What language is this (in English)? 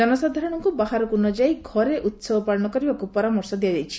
Odia